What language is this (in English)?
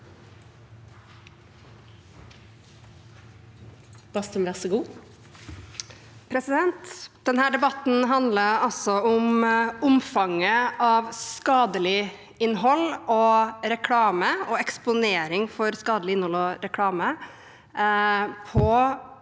Norwegian